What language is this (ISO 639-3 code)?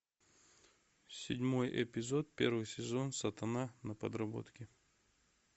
rus